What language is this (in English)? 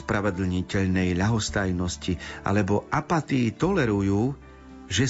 Slovak